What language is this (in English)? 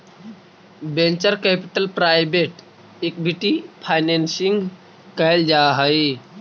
Magahi